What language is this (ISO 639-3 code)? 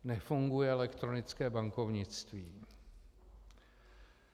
ces